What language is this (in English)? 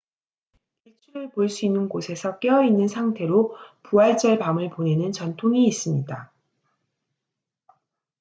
Korean